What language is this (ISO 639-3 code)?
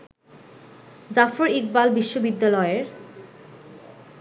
ben